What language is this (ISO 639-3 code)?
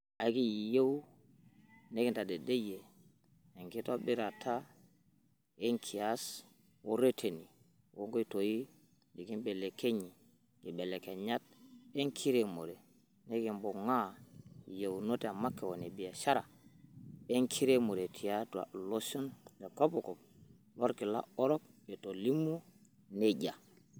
mas